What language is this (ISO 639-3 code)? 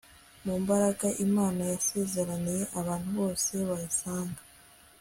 kin